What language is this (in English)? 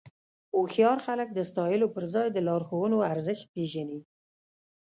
Pashto